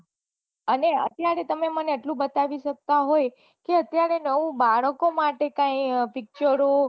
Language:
Gujarati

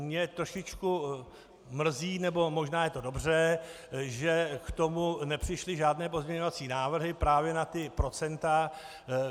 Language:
Czech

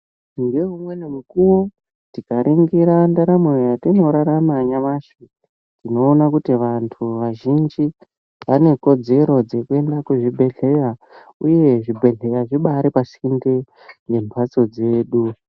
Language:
Ndau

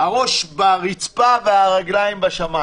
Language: Hebrew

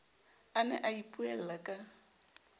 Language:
Southern Sotho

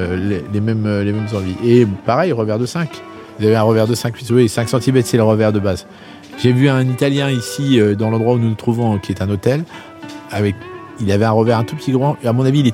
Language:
French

